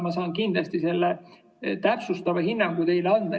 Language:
Estonian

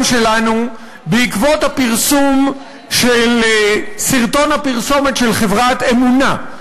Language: Hebrew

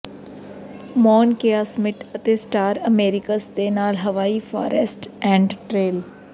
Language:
Punjabi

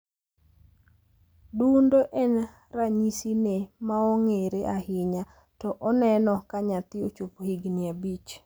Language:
Luo (Kenya and Tanzania)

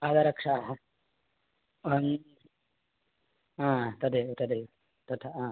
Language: Sanskrit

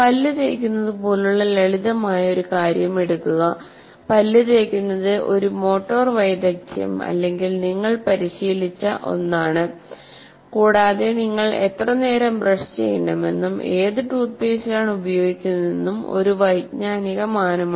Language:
Malayalam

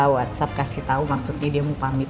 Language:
Indonesian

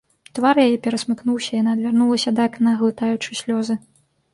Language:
Belarusian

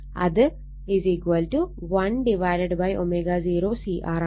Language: Malayalam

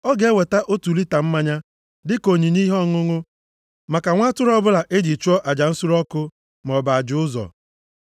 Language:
Igbo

